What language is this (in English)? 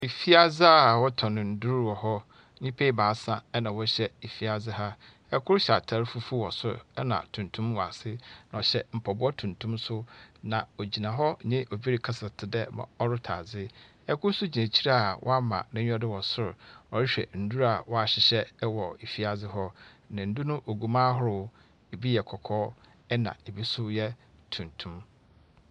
Akan